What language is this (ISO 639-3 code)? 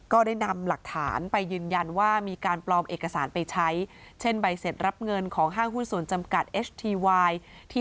tha